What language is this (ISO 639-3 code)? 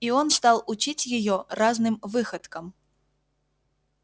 rus